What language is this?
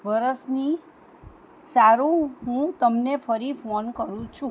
Gujarati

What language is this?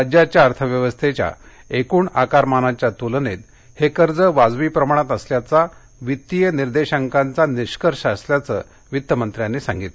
Marathi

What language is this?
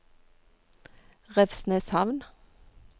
Norwegian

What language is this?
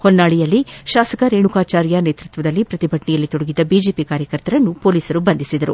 Kannada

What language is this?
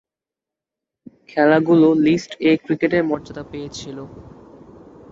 Bangla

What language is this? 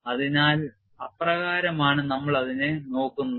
Malayalam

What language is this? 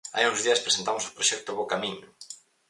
Galician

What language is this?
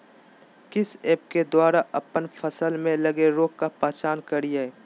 Magahi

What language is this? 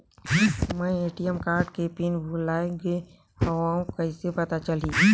Chhattisgarhi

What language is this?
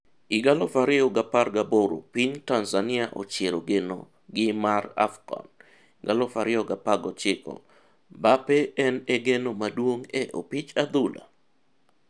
Luo (Kenya and Tanzania)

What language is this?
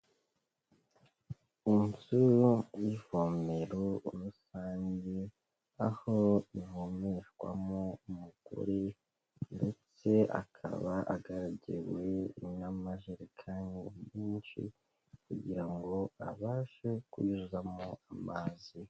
Kinyarwanda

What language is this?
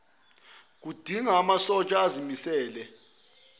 Zulu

